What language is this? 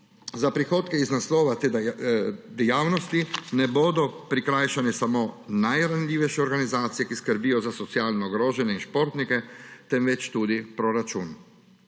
Slovenian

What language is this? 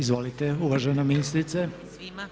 Croatian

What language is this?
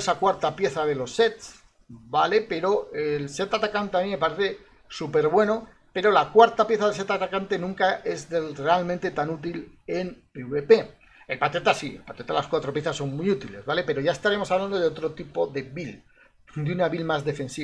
Spanish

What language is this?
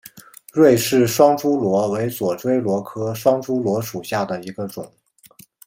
Chinese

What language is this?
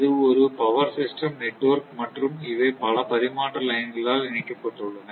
Tamil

